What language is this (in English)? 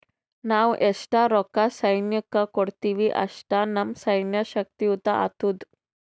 Kannada